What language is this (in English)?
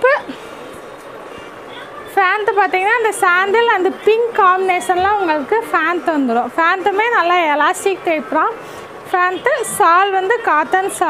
Hindi